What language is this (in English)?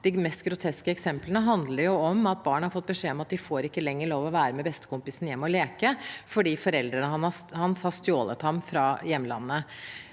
Norwegian